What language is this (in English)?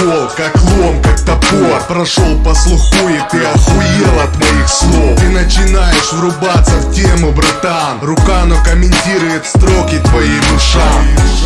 Russian